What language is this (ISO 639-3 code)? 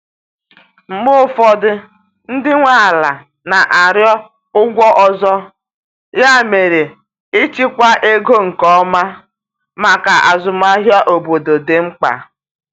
ibo